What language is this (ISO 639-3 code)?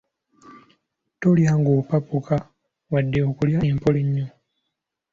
lug